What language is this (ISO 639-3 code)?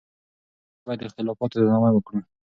pus